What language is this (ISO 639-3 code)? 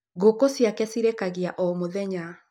kik